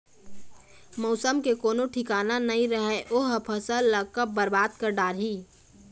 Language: Chhattisgarhi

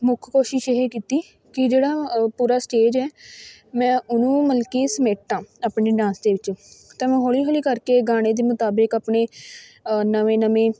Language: Punjabi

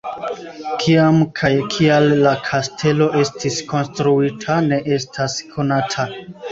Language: Esperanto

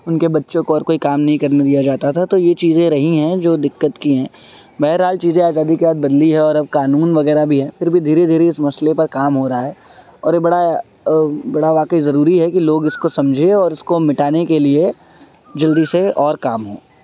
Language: Urdu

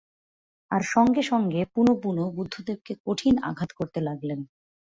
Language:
Bangla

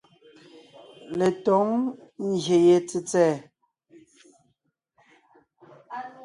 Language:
Ngiemboon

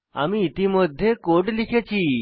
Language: Bangla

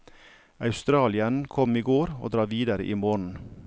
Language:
Norwegian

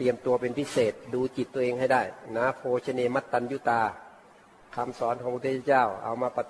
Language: Thai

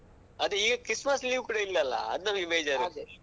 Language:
Kannada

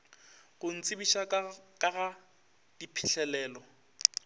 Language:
Northern Sotho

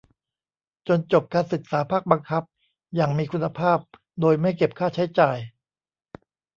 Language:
Thai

